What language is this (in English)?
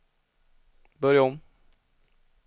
Swedish